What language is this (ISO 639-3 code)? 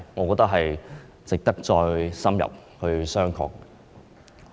yue